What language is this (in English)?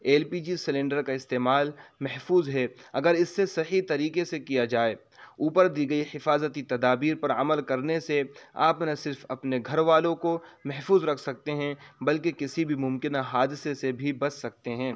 Urdu